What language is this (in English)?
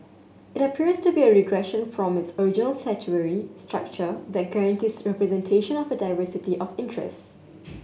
English